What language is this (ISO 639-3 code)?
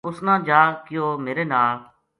gju